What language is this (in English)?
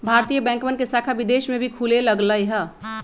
Magahi